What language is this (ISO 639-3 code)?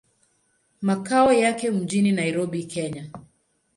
swa